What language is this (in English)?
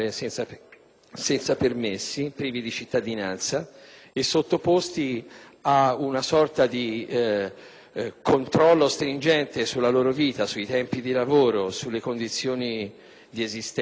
Italian